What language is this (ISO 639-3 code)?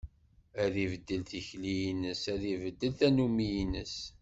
kab